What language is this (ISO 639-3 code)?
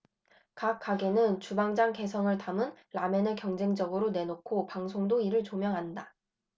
kor